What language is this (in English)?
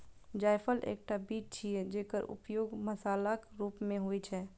Maithili